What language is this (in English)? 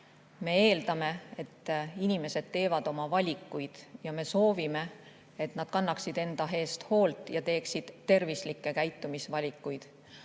Estonian